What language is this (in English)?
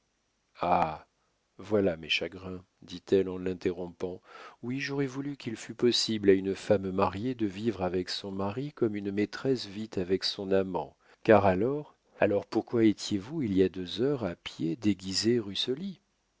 French